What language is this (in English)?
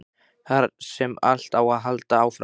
Icelandic